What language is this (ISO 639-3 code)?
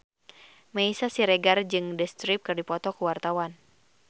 sun